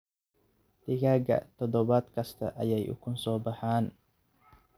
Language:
Somali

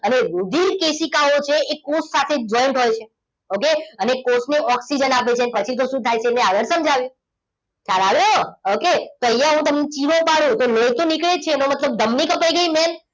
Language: Gujarati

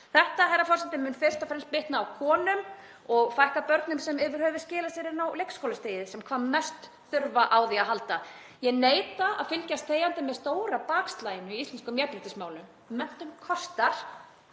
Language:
Icelandic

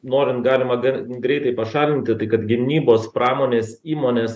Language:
Lithuanian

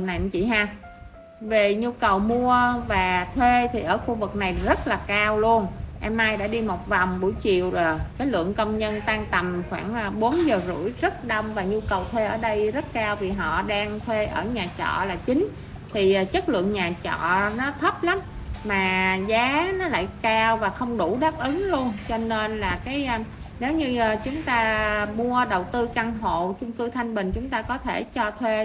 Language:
Vietnamese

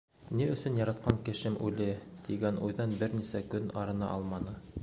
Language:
Bashkir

